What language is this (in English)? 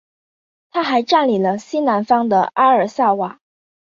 Chinese